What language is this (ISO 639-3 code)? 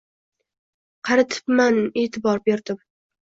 uzb